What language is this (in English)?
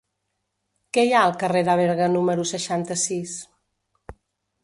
Catalan